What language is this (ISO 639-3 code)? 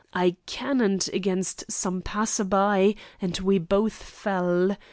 eng